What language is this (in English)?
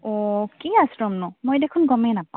Assamese